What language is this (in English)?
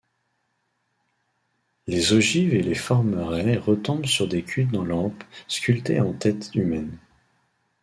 French